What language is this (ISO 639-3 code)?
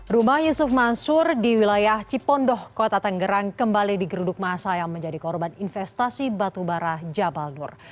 ind